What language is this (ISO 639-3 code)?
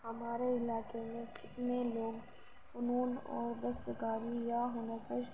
urd